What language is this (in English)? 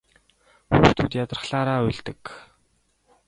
Mongolian